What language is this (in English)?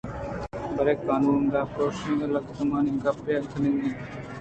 Eastern Balochi